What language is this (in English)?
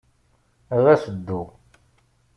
Kabyle